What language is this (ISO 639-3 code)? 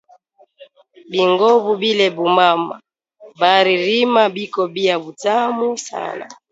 swa